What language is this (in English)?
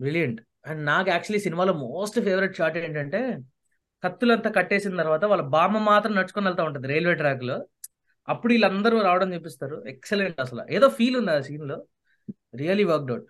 Telugu